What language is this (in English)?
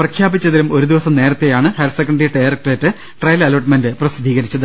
Malayalam